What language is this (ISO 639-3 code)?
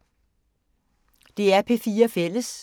dan